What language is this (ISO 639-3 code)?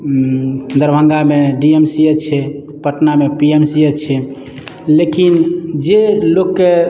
mai